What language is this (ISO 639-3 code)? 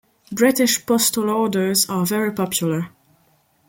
eng